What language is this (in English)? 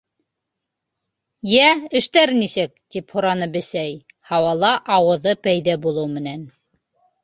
Bashkir